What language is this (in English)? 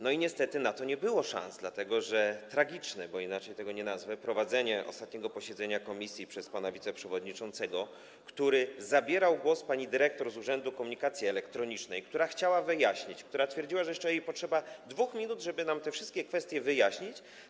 Polish